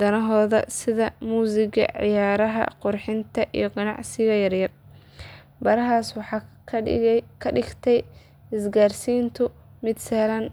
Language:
Somali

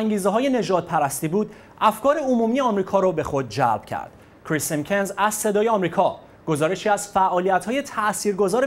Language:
Persian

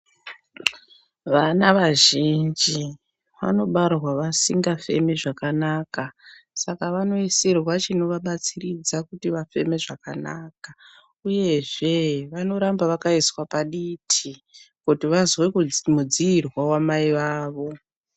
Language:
Ndau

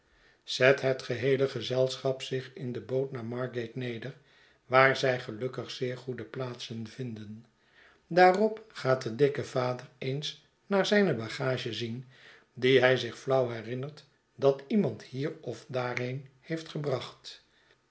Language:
Dutch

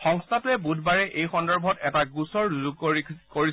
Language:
Assamese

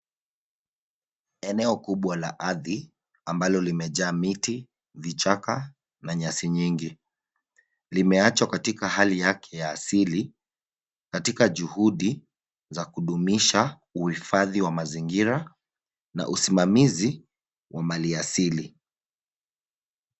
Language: Swahili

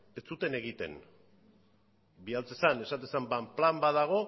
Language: Basque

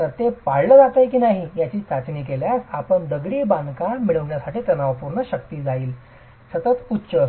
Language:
Marathi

